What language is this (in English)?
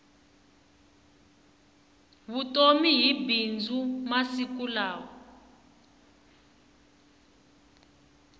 Tsonga